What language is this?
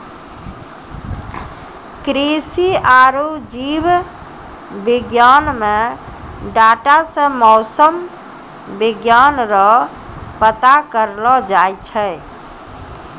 Maithili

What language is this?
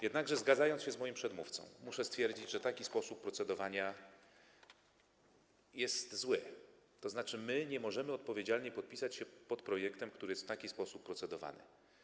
Polish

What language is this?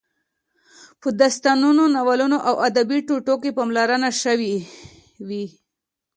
Pashto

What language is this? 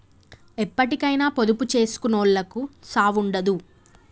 Telugu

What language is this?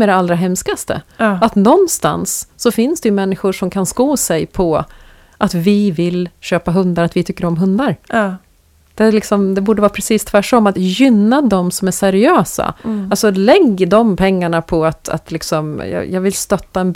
Swedish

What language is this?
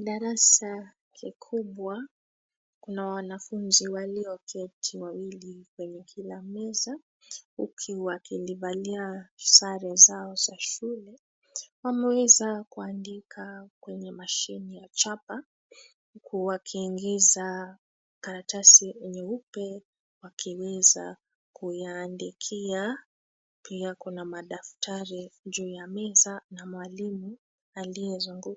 Swahili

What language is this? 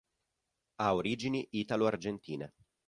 Italian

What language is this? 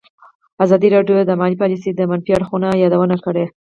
Pashto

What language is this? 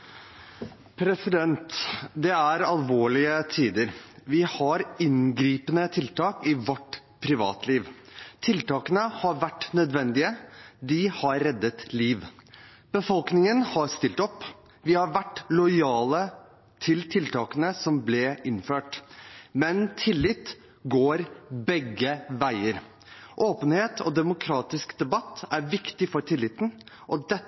Norwegian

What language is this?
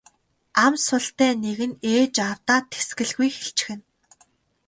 Mongolian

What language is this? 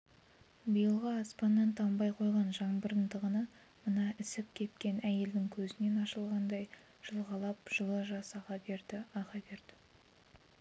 Kazakh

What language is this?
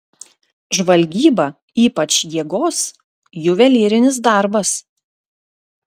Lithuanian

